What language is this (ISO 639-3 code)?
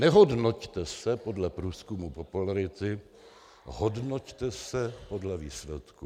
ces